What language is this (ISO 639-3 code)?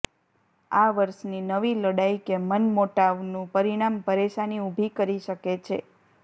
guj